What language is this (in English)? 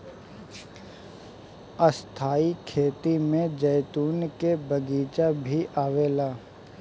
Bhojpuri